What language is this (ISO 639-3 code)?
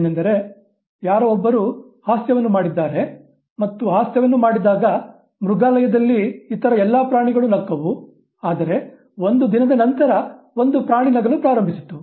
kan